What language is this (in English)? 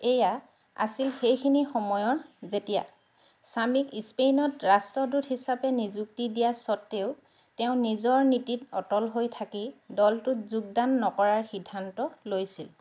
Assamese